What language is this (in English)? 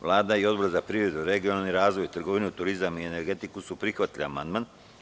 Serbian